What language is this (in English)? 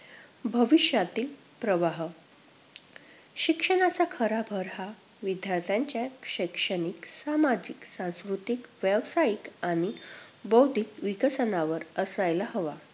Marathi